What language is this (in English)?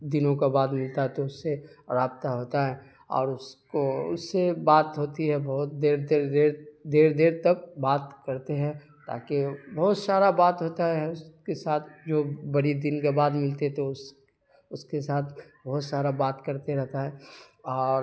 Urdu